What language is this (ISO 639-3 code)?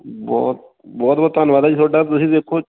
pan